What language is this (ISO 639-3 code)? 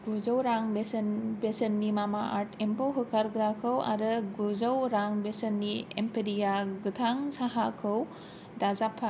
brx